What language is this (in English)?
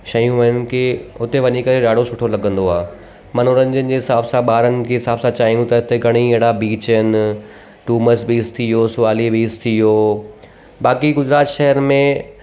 Sindhi